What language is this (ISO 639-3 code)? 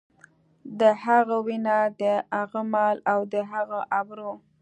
pus